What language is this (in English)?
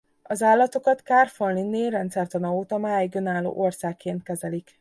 Hungarian